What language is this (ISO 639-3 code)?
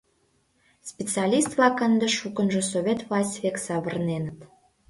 chm